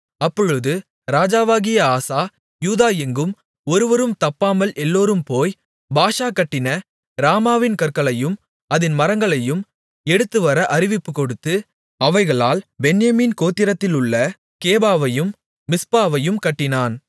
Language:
Tamil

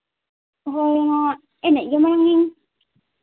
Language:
Santali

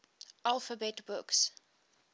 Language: English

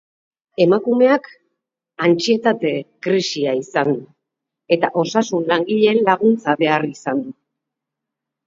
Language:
Basque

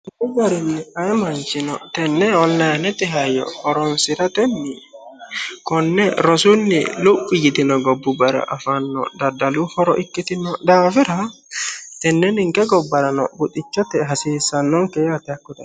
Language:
Sidamo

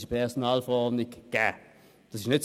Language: Swiss German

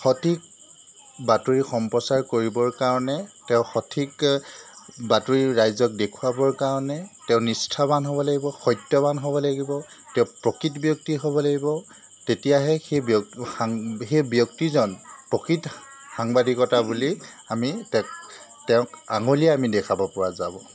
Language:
Assamese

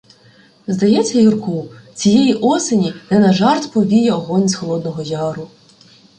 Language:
Ukrainian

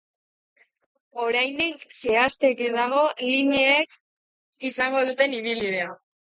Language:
Basque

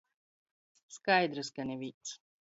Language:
Latgalian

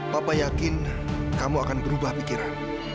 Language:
Indonesian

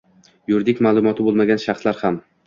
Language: Uzbek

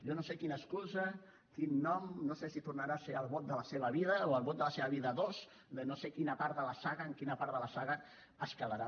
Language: Catalan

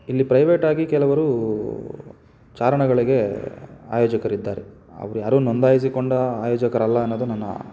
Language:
Kannada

